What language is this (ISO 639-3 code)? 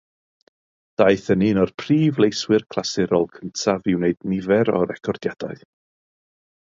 cym